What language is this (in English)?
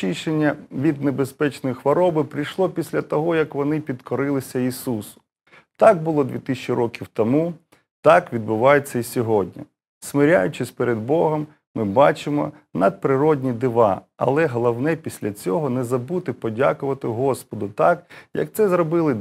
Ukrainian